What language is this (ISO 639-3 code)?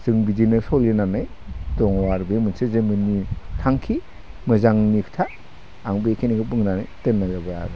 brx